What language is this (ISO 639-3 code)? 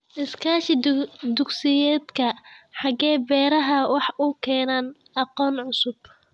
som